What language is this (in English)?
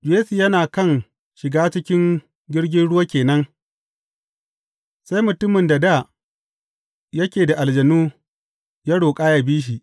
Hausa